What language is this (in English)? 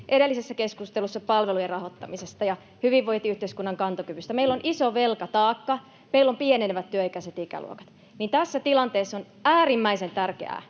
Finnish